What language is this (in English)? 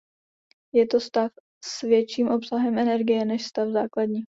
Czech